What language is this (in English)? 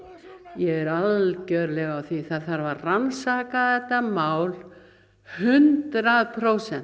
Icelandic